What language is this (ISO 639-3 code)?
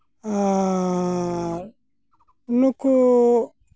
sat